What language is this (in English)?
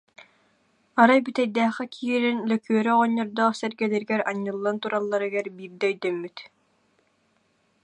Yakut